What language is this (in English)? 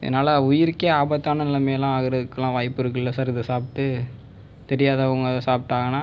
Tamil